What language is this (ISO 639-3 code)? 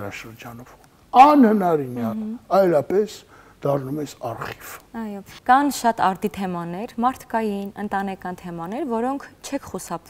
ron